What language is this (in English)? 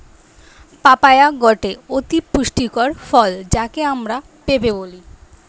Bangla